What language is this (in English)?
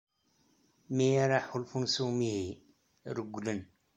Kabyle